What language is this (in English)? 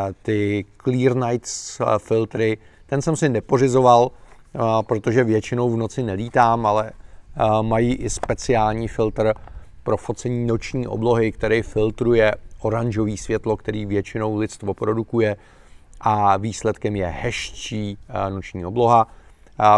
Czech